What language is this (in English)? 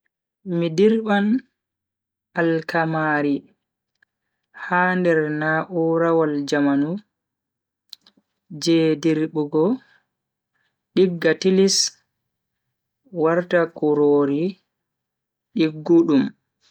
Bagirmi Fulfulde